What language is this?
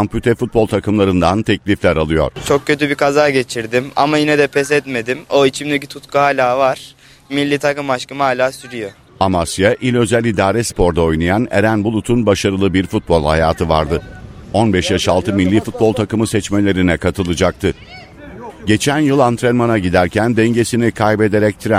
Turkish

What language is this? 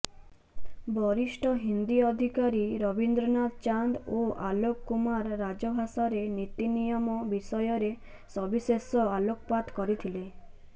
Odia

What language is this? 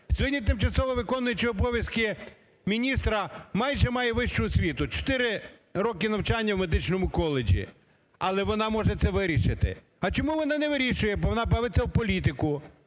Ukrainian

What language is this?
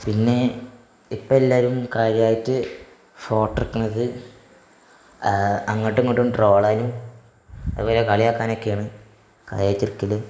Malayalam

